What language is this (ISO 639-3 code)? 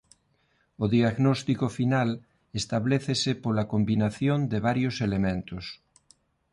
glg